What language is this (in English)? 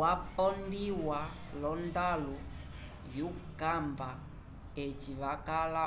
Umbundu